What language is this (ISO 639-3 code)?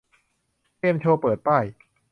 tha